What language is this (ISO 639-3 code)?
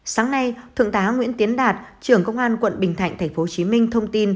vie